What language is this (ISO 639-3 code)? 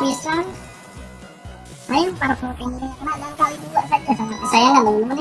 ind